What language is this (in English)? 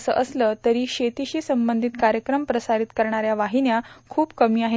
Marathi